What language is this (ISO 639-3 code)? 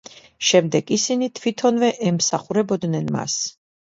kat